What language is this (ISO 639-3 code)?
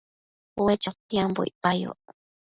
mcf